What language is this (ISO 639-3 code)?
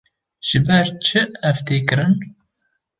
kur